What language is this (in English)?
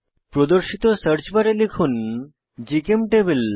Bangla